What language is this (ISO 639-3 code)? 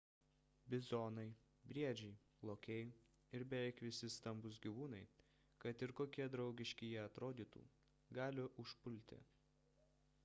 lit